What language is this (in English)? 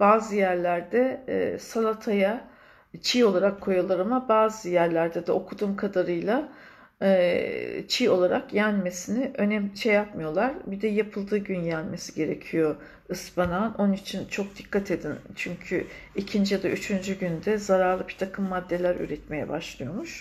Turkish